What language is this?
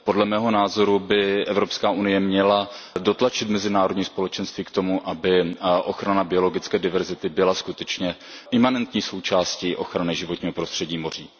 Czech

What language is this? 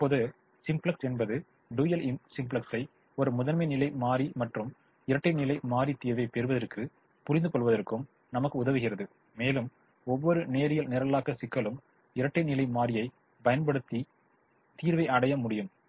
Tamil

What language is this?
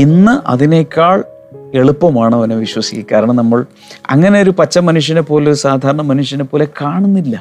Malayalam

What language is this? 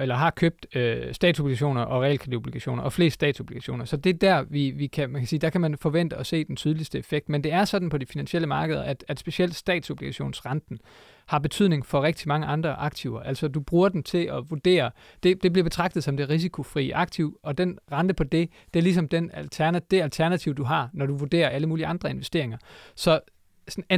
Danish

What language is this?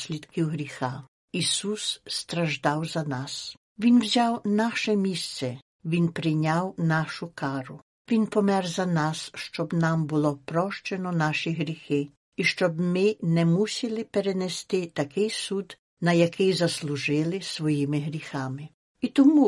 Ukrainian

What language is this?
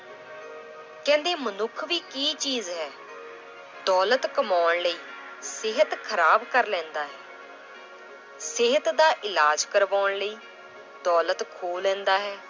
Punjabi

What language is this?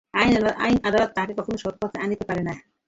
Bangla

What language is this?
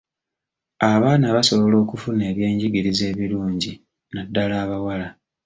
Ganda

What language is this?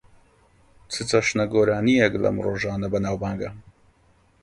Central Kurdish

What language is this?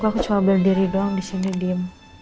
Indonesian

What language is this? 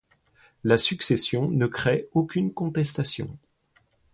French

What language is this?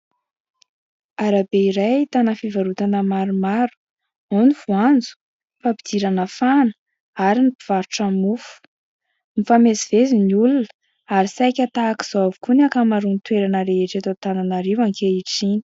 Malagasy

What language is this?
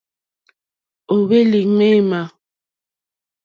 Mokpwe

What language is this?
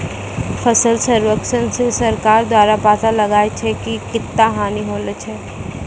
Maithili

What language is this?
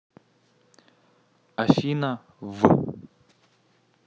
Russian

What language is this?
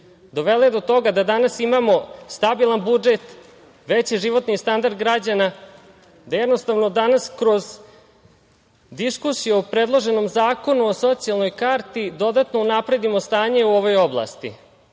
Serbian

